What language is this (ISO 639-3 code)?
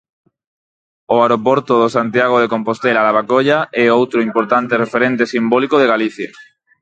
glg